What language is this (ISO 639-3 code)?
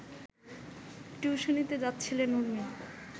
ben